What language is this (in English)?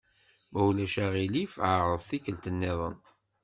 Kabyle